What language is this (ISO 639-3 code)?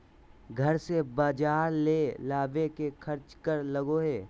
mag